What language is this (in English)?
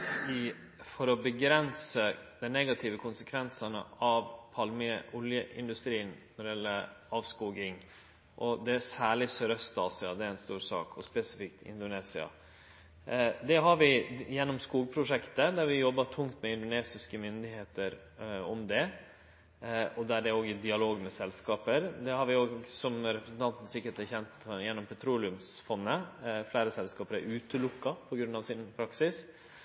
Norwegian Nynorsk